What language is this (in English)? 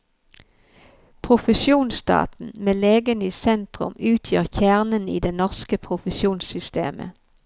Norwegian